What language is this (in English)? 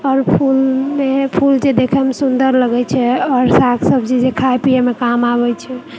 Maithili